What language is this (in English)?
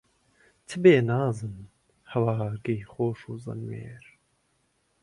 Central Kurdish